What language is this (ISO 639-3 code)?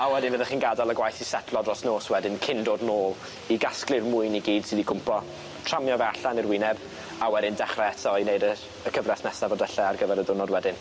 cym